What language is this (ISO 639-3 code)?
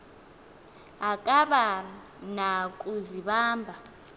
xho